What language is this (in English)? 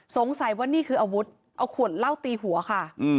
Thai